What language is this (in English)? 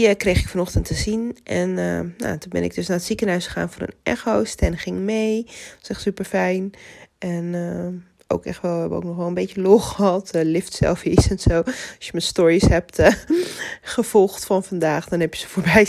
Dutch